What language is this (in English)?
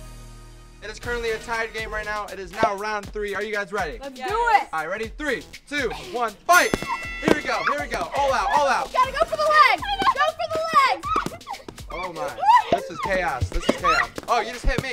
English